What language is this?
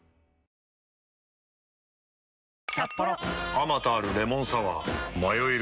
Japanese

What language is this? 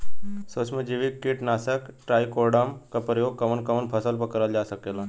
Bhojpuri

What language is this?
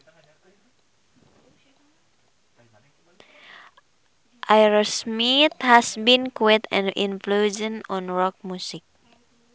Sundanese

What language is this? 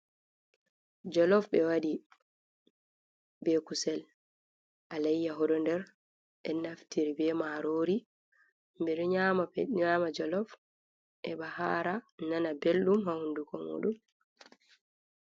Fula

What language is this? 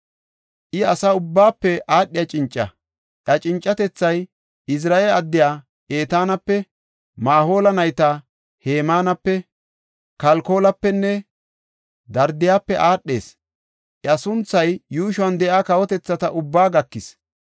Gofa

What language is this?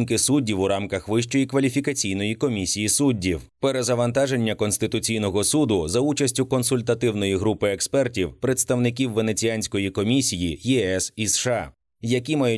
Ukrainian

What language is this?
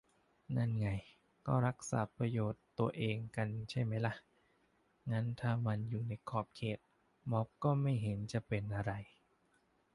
Thai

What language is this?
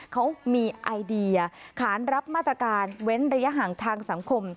Thai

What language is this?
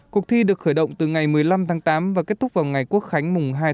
Vietnamese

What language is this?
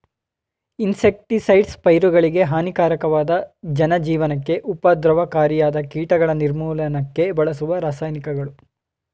Kannada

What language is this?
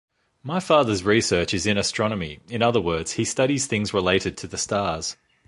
English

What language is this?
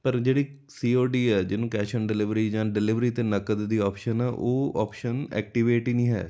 Punjabi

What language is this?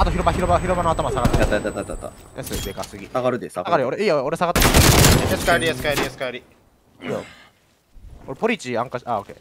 Japanese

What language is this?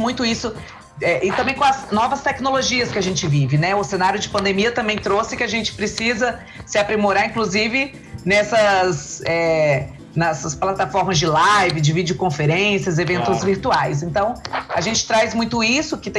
Portuguese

